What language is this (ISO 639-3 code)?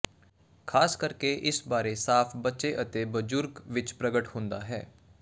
pan